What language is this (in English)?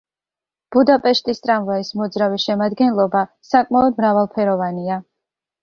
Georgian